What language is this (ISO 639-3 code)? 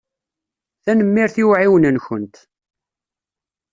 kab